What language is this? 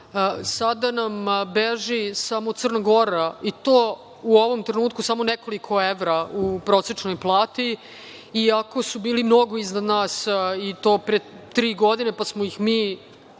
Serbian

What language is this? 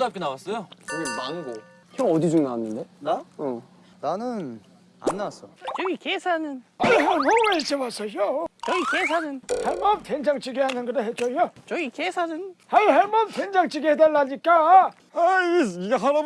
Korean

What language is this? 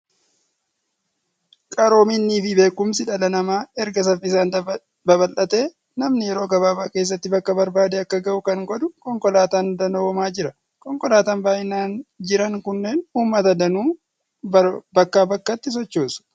Oromo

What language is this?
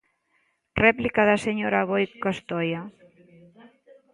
Galician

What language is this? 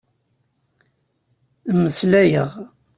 Kabyle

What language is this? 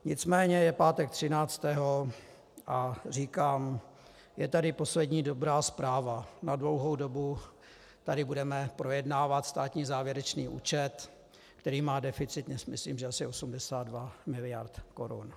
Czech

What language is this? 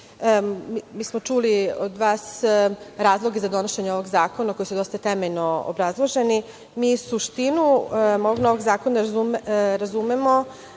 Serbian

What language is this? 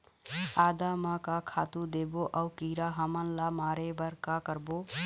Chhattisgarhi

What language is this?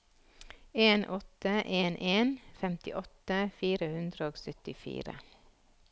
Norwegian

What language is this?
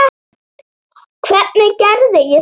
Icelandic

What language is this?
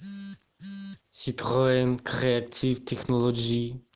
Russian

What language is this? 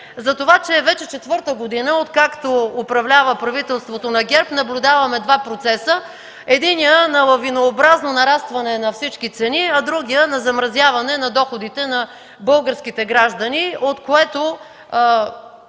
Bulgarian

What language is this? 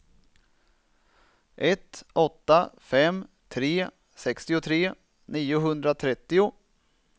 Swedish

